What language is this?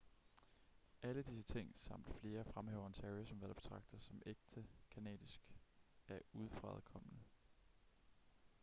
Danish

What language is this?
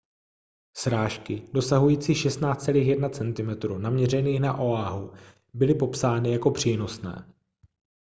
Czech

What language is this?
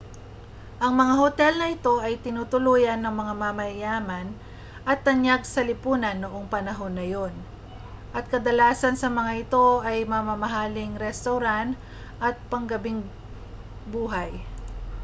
Filipino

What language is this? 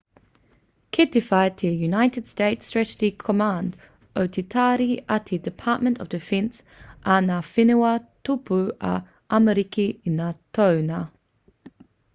Māori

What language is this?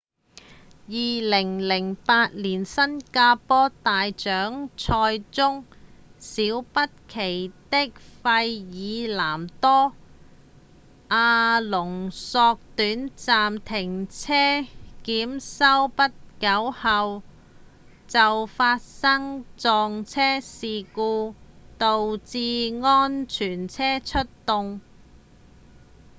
Cantonese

